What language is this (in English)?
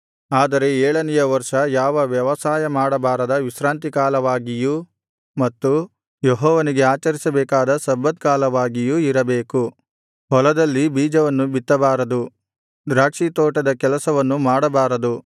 Kannada